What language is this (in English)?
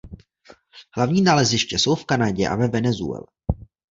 Czech